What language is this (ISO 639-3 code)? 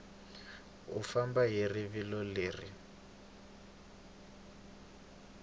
tso